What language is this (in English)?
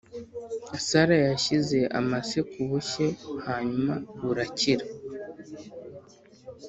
Kinyarwanda